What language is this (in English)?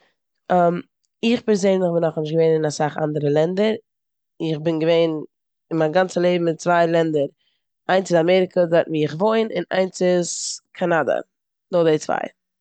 Yiddish